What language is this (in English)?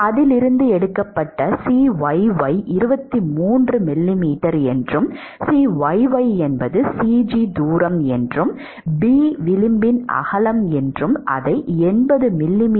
Tamil